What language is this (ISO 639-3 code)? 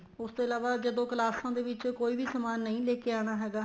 pan